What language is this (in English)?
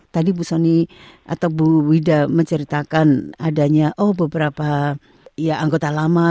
Indonesian